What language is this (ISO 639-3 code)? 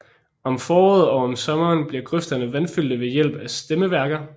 dan